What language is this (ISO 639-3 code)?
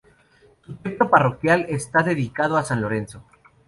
spa